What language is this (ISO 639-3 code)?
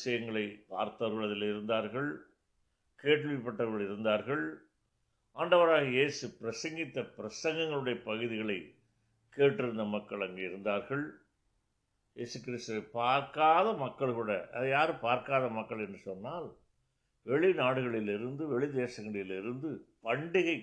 tam